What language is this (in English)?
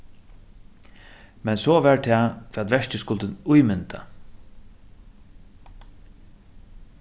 Faroese